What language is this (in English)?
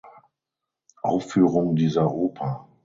German